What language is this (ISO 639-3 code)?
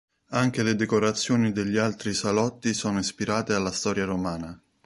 ita